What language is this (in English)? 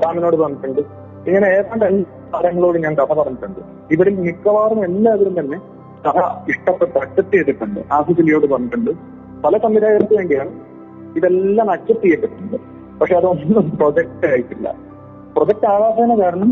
Malayalam